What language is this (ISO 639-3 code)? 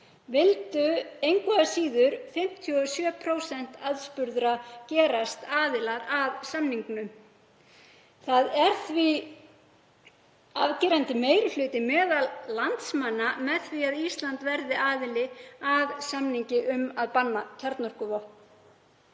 isl